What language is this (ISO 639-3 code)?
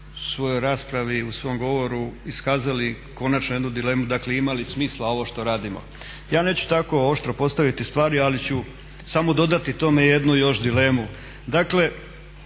hrv